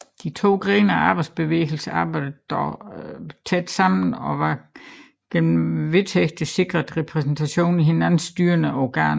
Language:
Danish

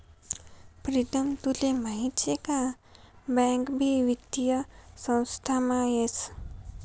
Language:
Marathi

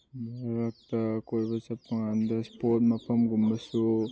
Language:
Manipuri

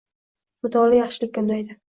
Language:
Uzbek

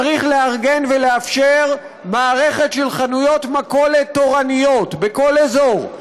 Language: Hebrew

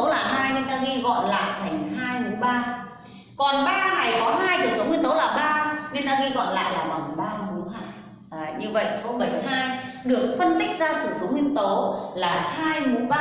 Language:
Vietnamese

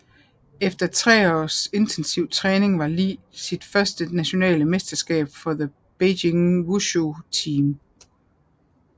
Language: Danish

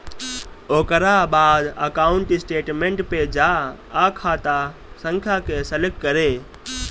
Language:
Bhojpuri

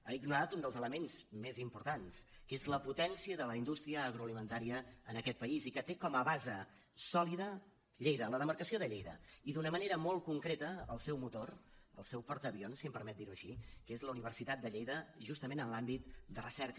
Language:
Catalan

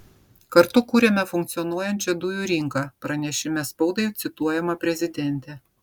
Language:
Lithuanian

